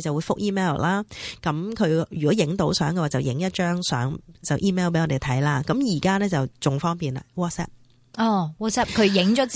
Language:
Chinese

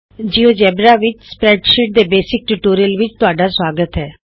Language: Punjabi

